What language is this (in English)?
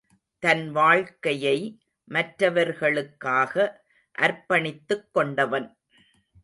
Tamil